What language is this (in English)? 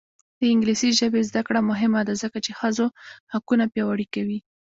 Pashto